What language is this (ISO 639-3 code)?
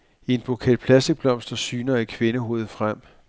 dan